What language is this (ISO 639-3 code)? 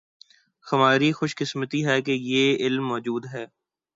urd